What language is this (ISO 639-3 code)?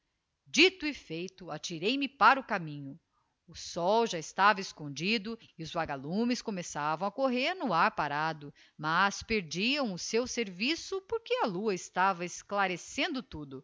por